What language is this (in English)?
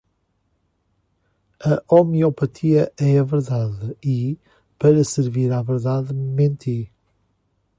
Portuguese